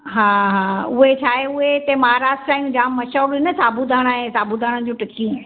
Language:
Sindhi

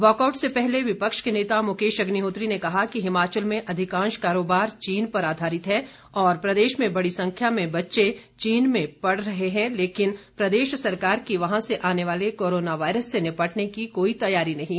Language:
Hindi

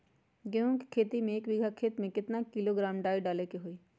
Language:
Magahi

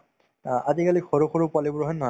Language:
Assamese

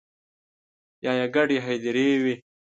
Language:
Pashto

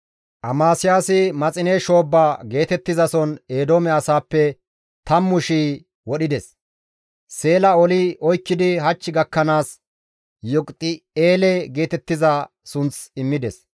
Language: Gamo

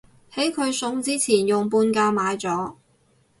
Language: Cantonese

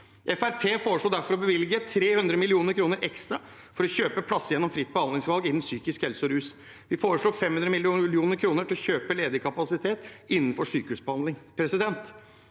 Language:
Norwegian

